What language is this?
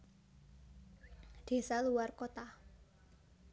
Javanese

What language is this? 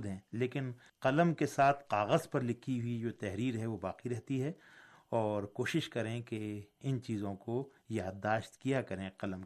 Urdu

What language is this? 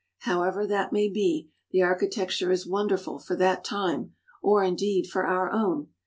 English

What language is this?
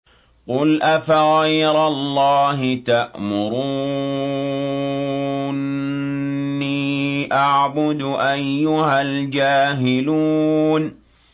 Arabic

